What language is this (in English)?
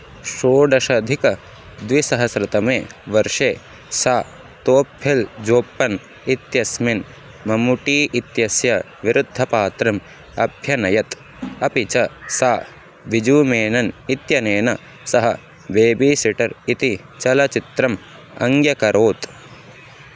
Sanskrit